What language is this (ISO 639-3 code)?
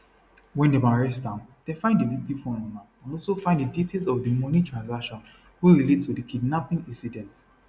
pcm